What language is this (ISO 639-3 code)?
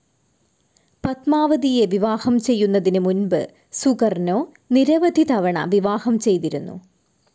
mal